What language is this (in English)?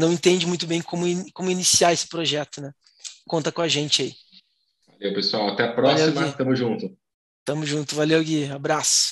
Portuguese